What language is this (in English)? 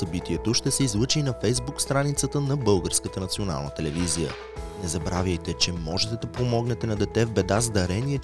Bulgarian